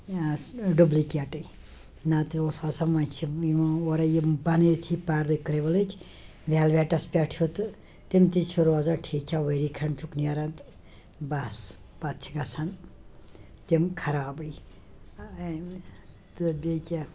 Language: Kashmiri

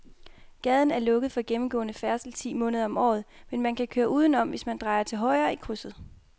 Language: Danish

